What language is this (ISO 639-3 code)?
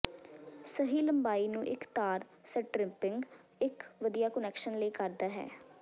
pan